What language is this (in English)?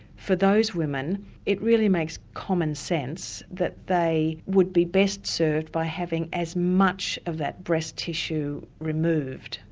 English